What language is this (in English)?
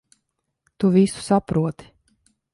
Latvian